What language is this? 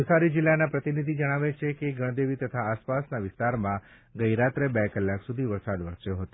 Gujarati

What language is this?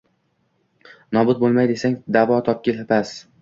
Uzbek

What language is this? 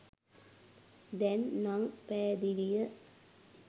Sinhala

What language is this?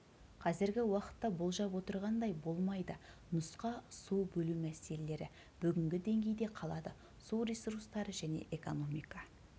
Kazakh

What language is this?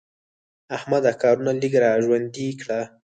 Pashto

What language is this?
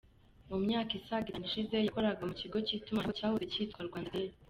Kinyarwanda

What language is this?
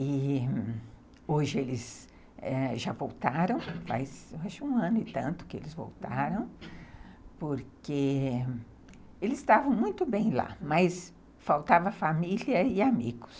Portuguese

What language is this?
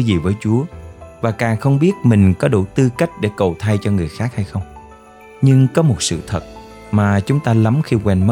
Vietnamese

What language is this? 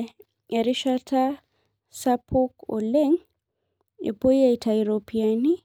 Masai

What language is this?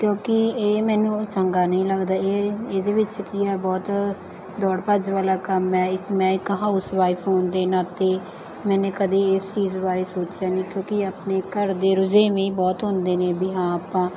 Punjabi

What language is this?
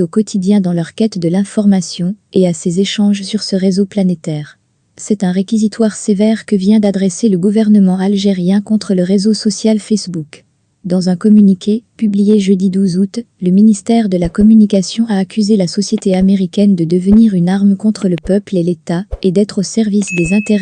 French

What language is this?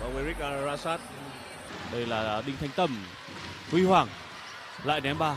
Vietnamese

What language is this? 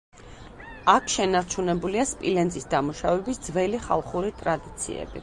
Georgian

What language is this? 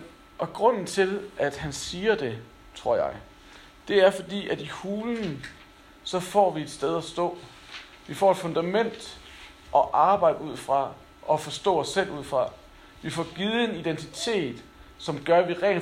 Danish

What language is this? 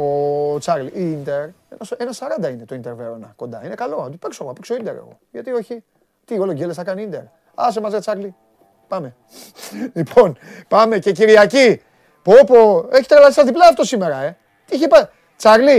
Greek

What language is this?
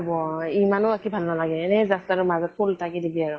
Assamese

